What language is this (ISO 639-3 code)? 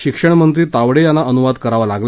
mar